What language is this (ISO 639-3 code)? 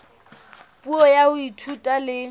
sot